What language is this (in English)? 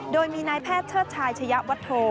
Thai